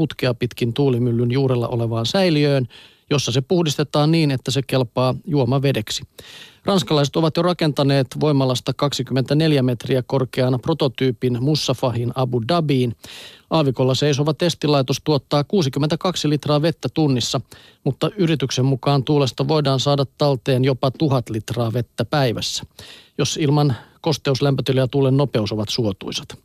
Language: Finnish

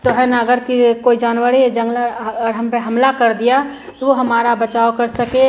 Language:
Hindi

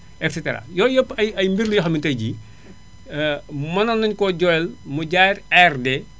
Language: Wolof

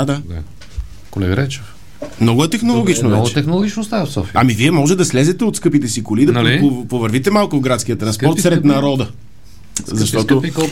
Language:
Bulgarian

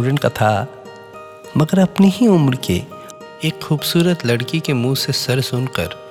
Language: Hindi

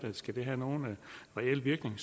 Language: Danish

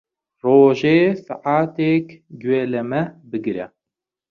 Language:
Central Kurdish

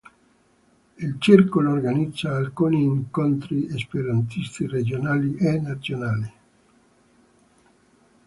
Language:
Italian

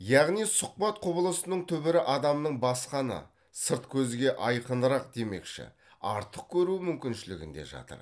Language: Kazakh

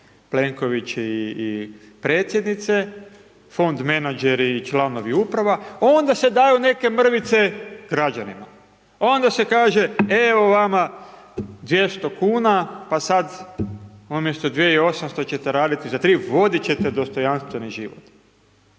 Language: Croatian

